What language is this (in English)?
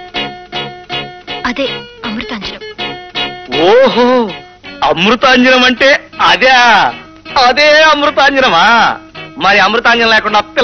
Romanian